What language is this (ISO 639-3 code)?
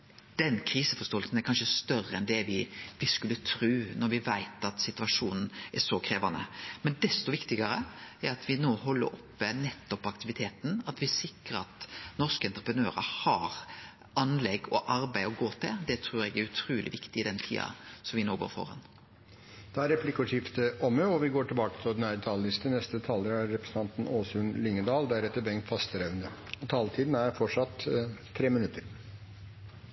nor